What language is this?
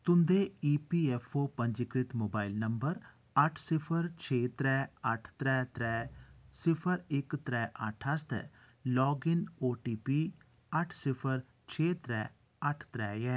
Dogri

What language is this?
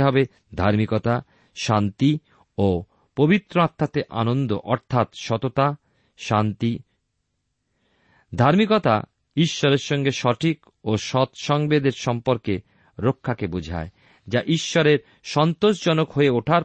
Bangla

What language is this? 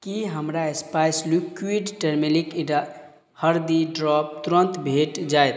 Maithili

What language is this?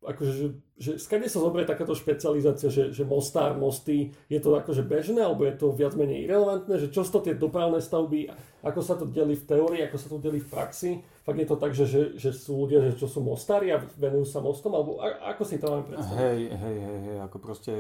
Slovak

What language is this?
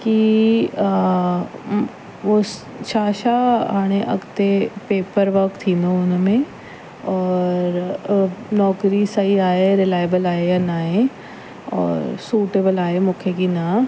Sindhi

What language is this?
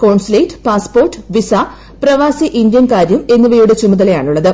Malayalam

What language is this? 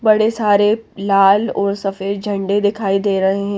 Hindi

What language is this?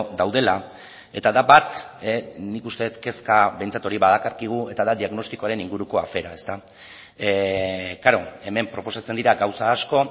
Basque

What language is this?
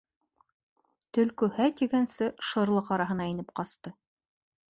Bashkir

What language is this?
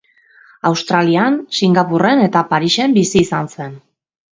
Basque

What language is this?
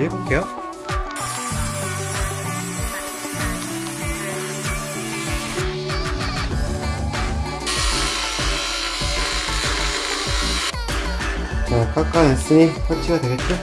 Korean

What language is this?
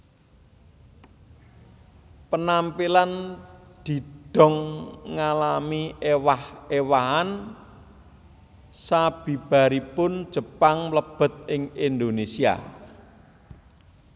Javanese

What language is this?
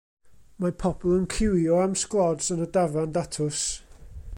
Welsh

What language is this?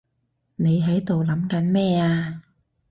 Cantonese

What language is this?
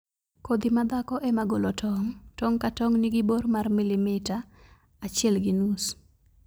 Luo (Kenya and Tanzania)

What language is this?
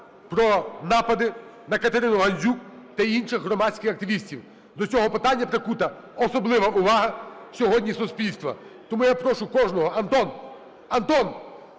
Ukrainian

